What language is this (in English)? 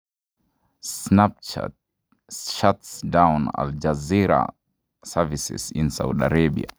Kalenjin